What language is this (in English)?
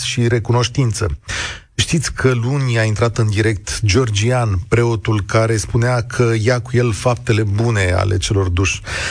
Romanian